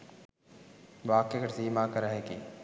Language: Sinhala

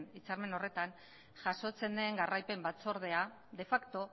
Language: Basque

